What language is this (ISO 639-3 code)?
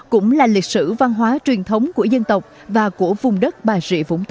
vie